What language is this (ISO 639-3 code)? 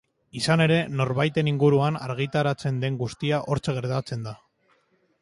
eus